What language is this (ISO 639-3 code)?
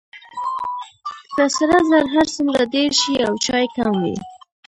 pus